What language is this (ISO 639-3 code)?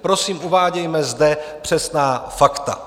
ces